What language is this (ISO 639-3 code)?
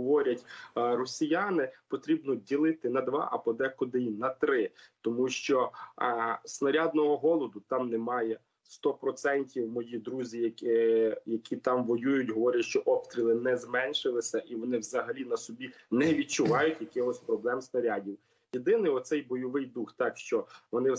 ukr